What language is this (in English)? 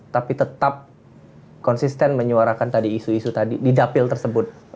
Indonesian